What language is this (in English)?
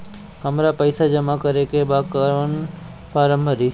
Bhojpuri